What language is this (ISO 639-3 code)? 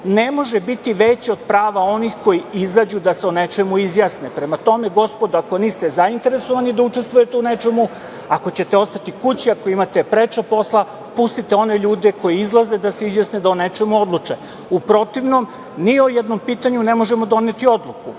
srp